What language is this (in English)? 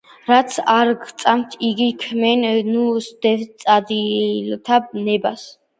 Georgian